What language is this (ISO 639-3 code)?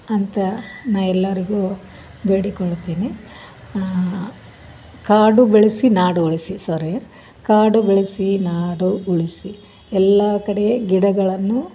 kan